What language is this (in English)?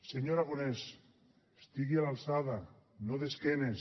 Catalan